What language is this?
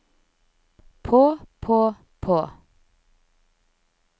Norwegian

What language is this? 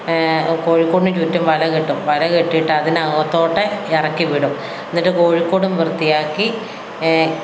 Malayalam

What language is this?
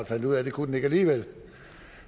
Danish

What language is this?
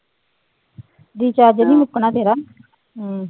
Punjabi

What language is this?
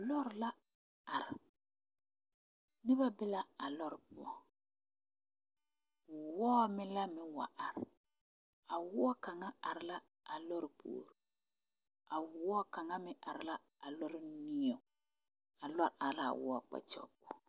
Southern Dagaare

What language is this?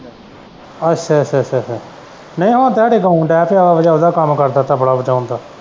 Punjabi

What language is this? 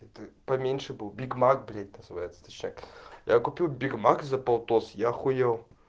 Russian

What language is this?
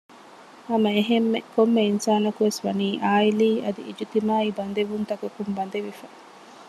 Divehi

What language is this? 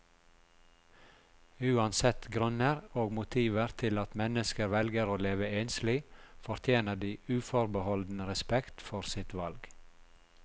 Norwegian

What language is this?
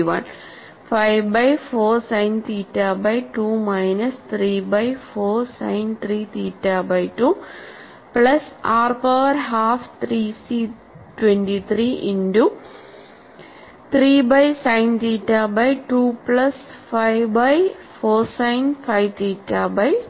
Malayalam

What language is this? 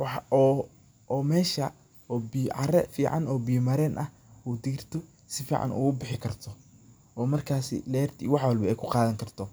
Somali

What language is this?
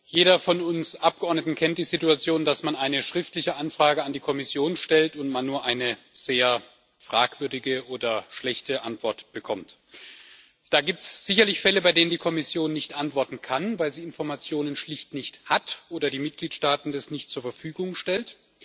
German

